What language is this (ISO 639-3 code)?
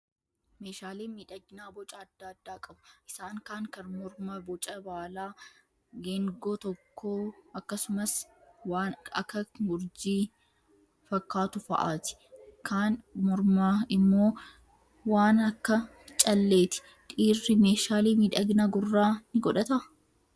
orm